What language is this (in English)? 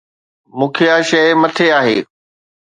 Sindhi